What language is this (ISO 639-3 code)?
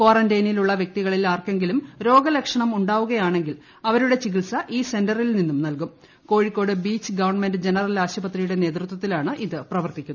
mal